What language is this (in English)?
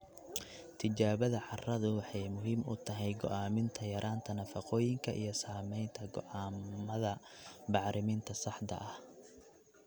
Somali